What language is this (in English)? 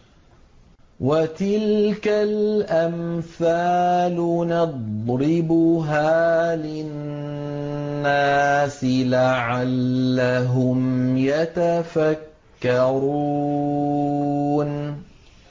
Arabic